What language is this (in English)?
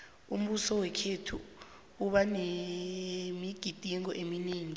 South Ndebele